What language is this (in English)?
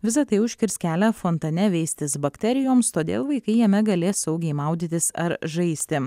Lithuanian